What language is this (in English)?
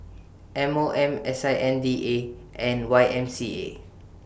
English